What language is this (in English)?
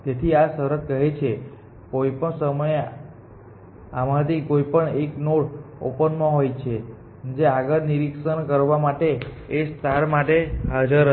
Gujarati